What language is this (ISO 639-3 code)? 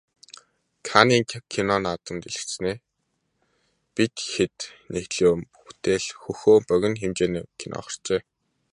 mon